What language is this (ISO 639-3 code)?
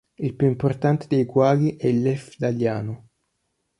ita